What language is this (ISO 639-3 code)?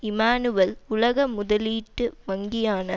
tam